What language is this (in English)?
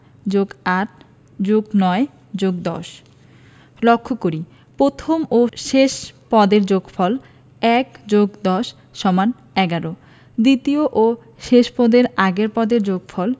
Bangla